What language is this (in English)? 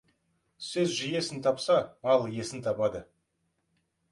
Kazakh